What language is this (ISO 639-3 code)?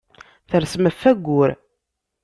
kab